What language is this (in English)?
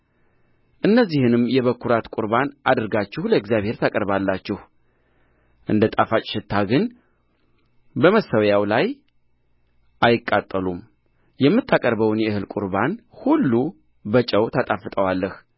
Amharic